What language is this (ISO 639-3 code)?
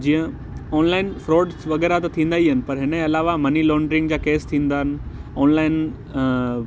snd